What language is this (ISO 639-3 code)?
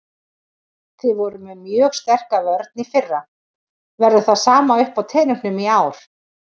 isl